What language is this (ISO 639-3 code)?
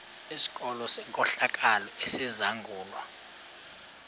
xho